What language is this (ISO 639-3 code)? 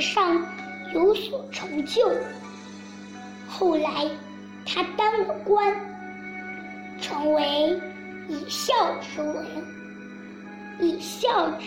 zho